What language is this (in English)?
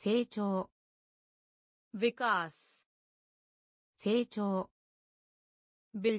Japanese